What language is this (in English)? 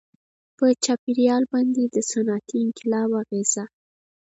Pashto